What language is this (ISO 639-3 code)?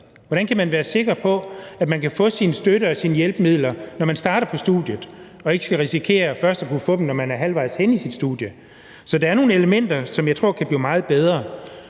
dan